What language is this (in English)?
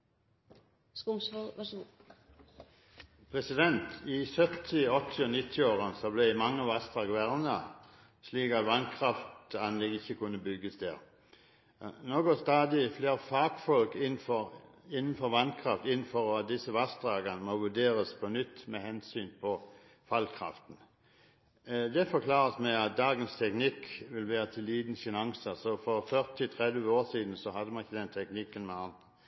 Norwegian Bokmål